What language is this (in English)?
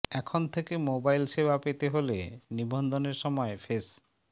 Bangla